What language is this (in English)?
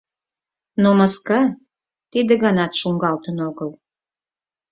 Mari